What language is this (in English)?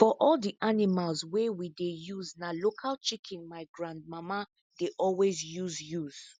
Nigerian Pidgin